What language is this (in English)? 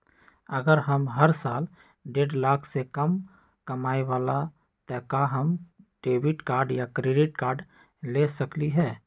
Magahi